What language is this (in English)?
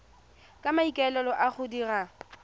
Tswana